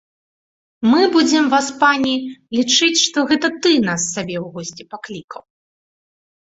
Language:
Belarusian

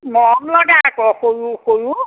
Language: Assamese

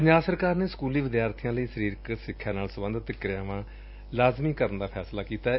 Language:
Punjabi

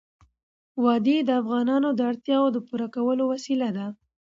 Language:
Pashto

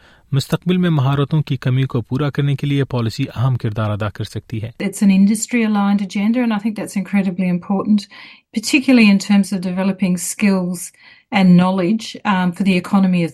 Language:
Urdu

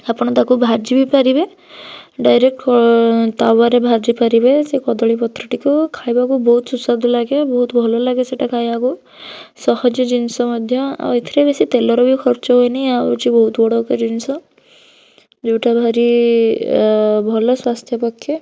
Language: Odia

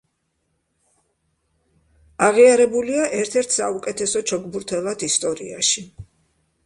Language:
Georgian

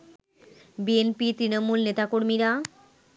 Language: Bangla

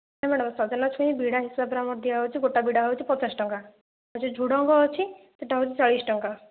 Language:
Odia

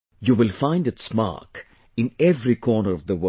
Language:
English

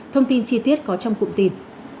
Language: Vietnamese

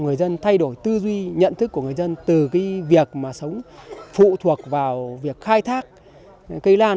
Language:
Vietnamese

